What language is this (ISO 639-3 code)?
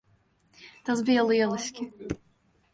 lav